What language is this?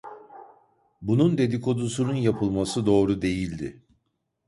Turkish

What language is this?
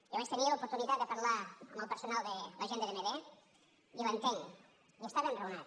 Catalan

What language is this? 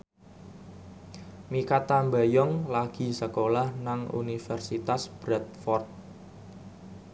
Javanese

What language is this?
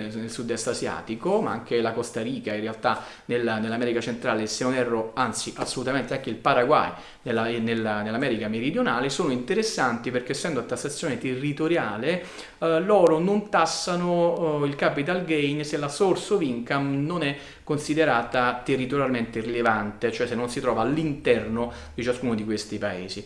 Italian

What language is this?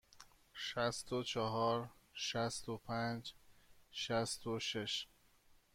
Persian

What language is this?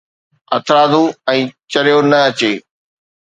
Sindhi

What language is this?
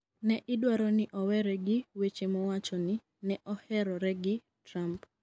Luo (Kenya and Tanzania)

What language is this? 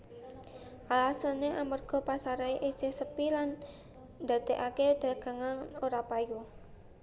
Javanese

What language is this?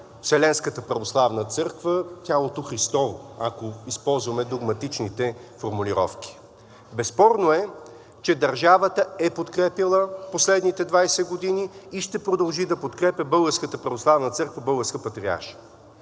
Bulgarian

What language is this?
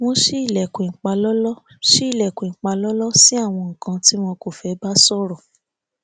Yoruba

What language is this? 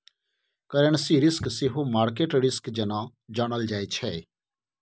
Maithili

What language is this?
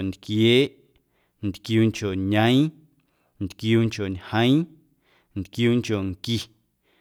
Guerrero Amuzgo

